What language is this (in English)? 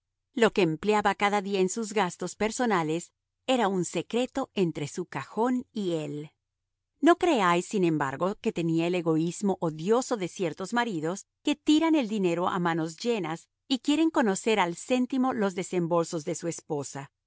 Spanish